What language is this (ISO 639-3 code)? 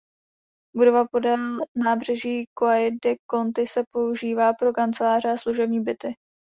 ces